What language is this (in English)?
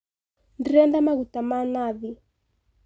Kikuyu